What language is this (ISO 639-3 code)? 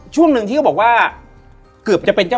tha